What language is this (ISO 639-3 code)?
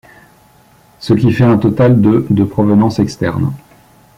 fra